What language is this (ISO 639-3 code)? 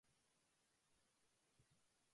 jpn